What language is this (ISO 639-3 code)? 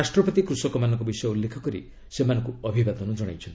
ori